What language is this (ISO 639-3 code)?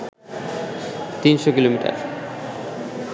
ben